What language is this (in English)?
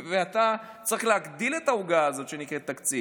Hebrew